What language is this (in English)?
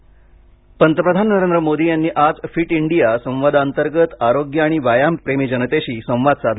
Marathi